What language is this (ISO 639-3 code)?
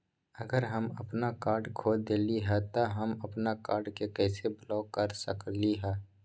mag